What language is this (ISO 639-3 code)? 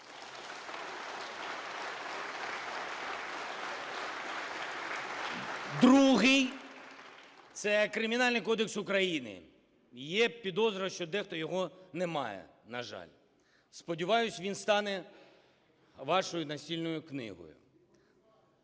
ukr